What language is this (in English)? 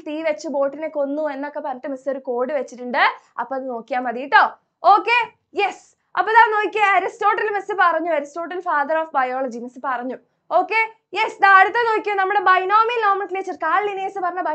Malayalam